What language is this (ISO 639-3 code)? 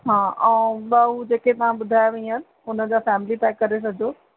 snd